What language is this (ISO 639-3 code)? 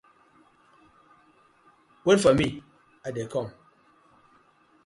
pcm